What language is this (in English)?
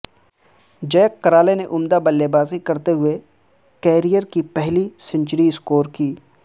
Urdu